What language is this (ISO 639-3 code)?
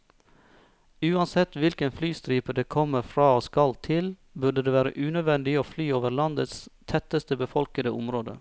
nor